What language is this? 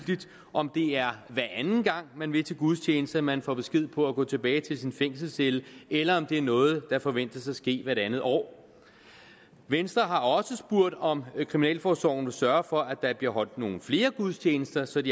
Danish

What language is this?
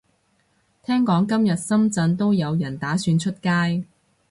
Cantonese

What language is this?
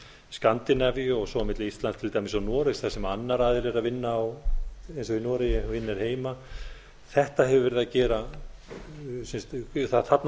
Icelandic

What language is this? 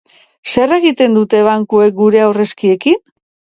Basque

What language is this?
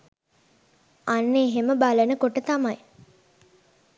Sinhala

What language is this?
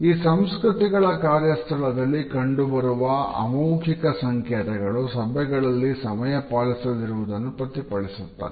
Kannada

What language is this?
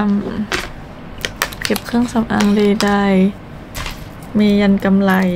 Thai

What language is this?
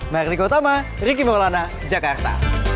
Indonesian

